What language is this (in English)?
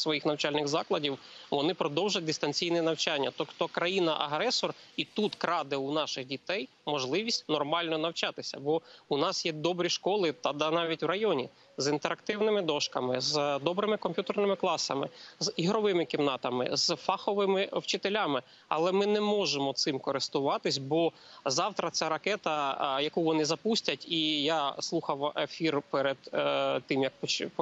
Ukrainian